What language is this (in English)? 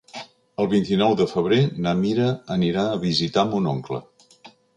Catalan